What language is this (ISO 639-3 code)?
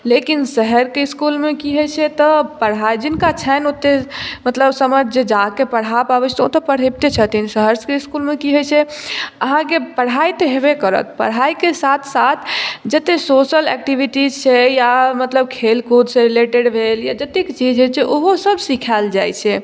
mai